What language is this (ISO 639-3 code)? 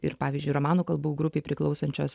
lit